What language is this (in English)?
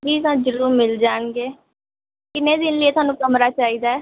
Punjabi